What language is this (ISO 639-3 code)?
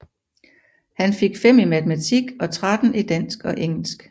dan